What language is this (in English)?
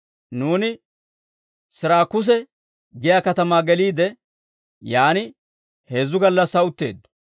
Dawro